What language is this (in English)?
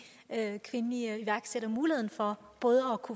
Danish